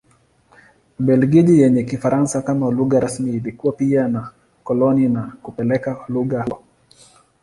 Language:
Swahili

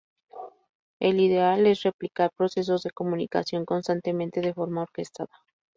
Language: Spanish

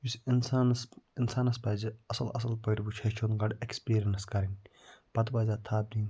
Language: Kashmiri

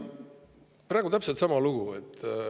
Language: Estonian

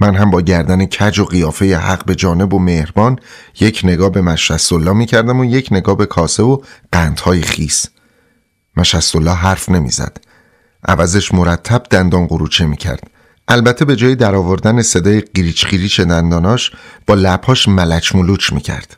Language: Persian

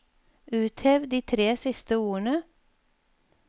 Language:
Norwegian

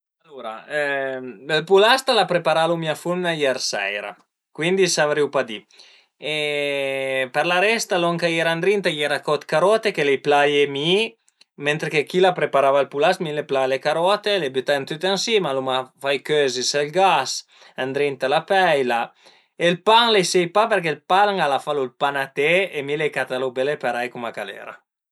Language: Piedmontese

